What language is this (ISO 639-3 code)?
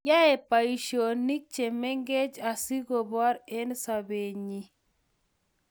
kln